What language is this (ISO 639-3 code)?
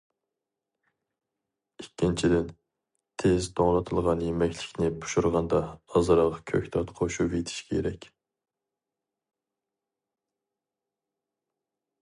uig